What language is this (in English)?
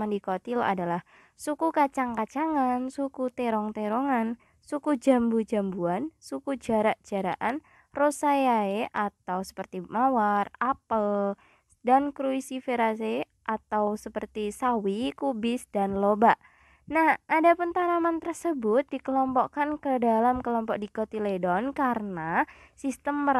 Indonesian